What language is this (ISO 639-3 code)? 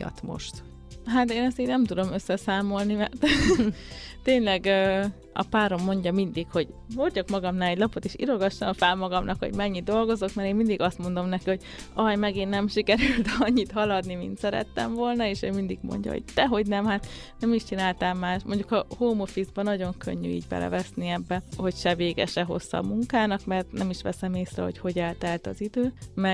hun